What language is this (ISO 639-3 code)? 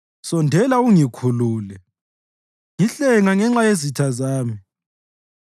nde